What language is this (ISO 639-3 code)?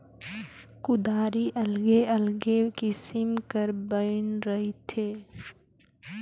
hne